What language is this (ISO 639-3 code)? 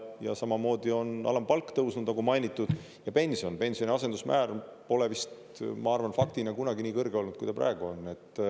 est